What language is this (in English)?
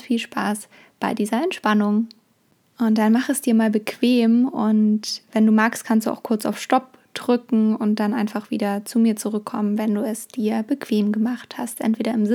German